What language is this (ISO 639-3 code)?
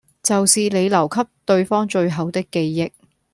yue